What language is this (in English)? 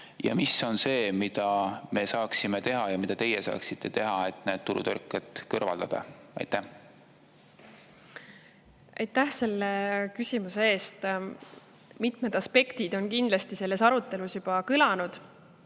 Estonian